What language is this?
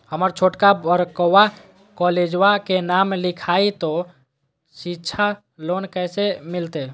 Magahi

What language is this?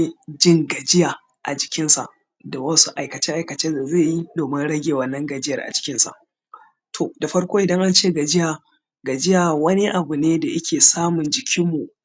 Hausa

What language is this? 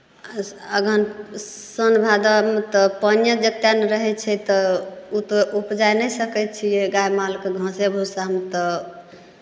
Maithili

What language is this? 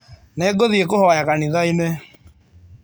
Kikuyu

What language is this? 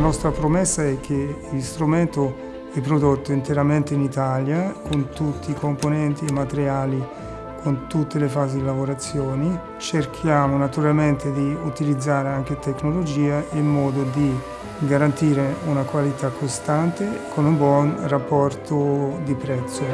Italian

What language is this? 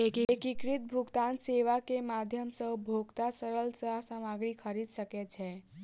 Maithili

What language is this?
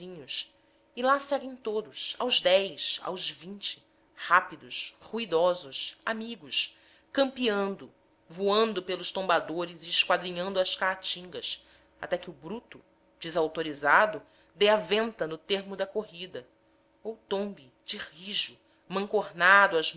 Portuguese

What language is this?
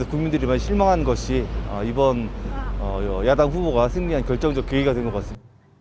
Indonesian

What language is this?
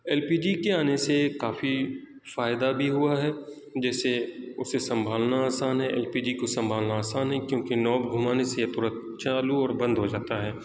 Urdu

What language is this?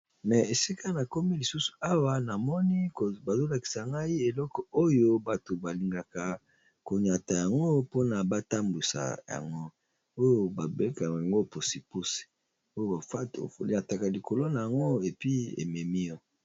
Lingala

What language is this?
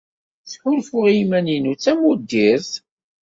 Kabyle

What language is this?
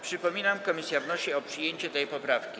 Polish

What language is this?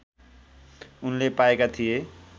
Nepali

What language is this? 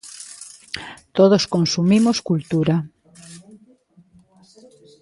Galician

